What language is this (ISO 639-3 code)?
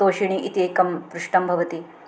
san